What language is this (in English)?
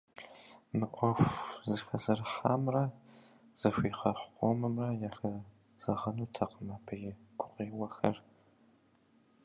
Kabardian